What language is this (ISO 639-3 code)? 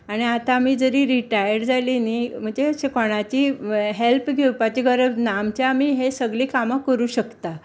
kok